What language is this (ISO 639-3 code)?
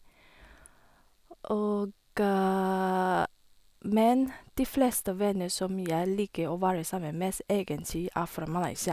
nor